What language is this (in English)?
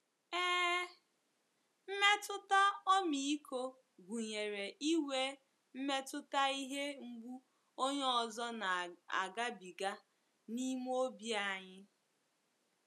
Igbo